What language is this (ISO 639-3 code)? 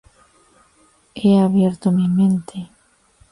spa